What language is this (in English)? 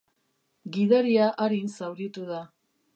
Basque